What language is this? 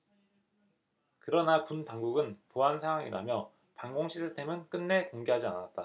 Korean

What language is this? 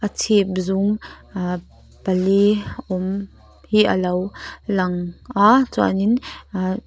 Mizo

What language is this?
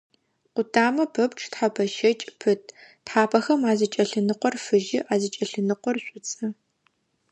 Adyghe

